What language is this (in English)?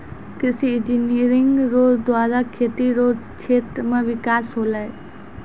Maithili